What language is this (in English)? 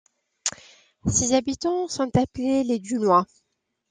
French